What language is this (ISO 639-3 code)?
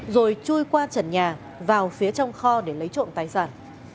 vie